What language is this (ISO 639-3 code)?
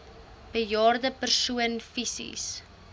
afr